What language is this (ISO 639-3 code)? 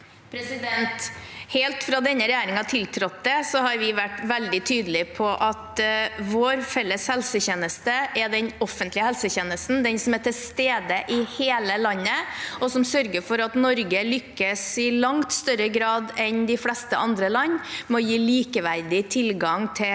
nor